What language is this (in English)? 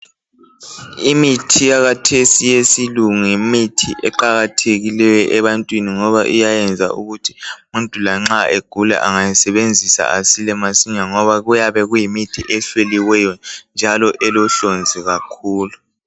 North Ndebele